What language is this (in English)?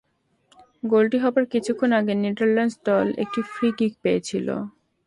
Bangla